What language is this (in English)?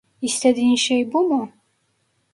Turkish